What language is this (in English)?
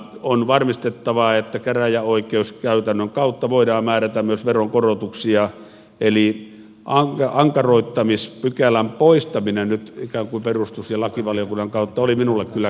Finnish